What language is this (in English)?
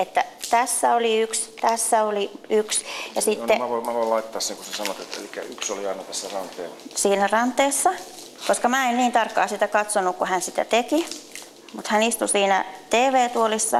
Finnish